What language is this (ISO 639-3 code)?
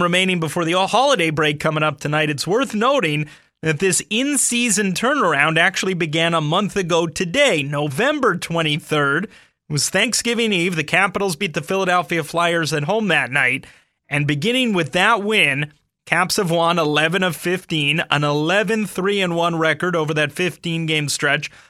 eng